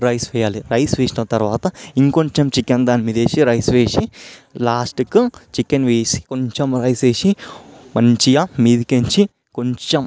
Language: Telugu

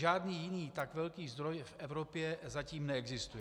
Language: Czech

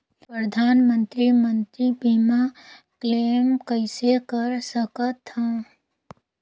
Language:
Chhattisgarhi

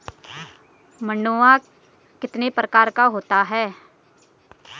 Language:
Hindi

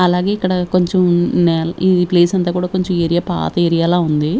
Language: Telugu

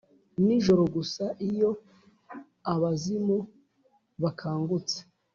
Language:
Kinyarwanda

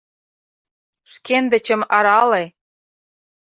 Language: Mari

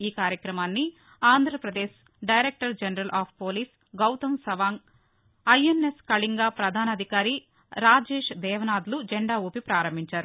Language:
Telugu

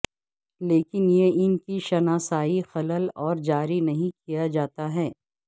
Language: Urdu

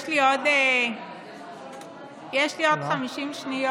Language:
Hebrew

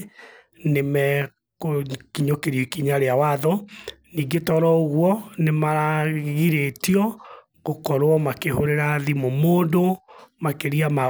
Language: Kikuyu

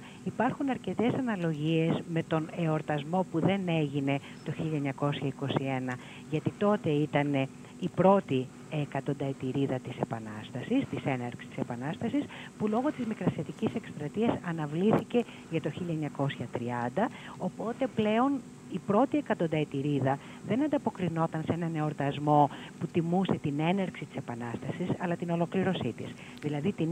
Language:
Greek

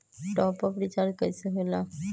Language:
Magahi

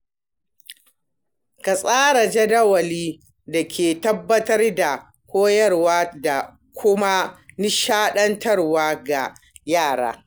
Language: Hausa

